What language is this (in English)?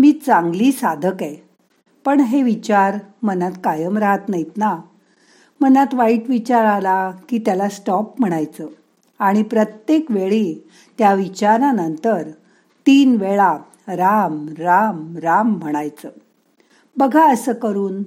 Marathi